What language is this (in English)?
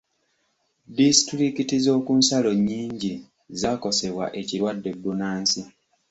Ganda